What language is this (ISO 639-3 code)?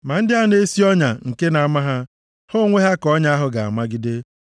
ibo